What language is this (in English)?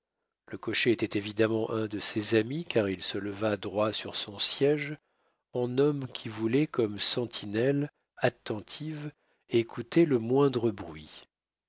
French